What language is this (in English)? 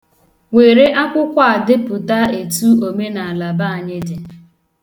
Igbo